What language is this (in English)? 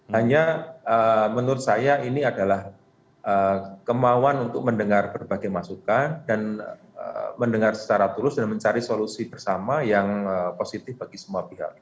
Indonesian